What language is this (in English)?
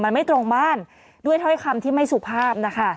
Thai